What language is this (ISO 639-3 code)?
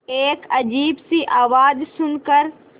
hin